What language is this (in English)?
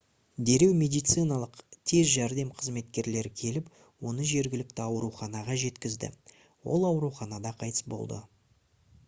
Kazakh